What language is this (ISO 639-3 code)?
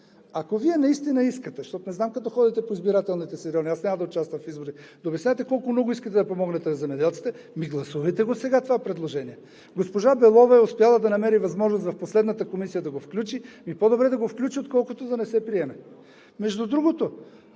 bul